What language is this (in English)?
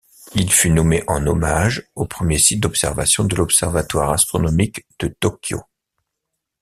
French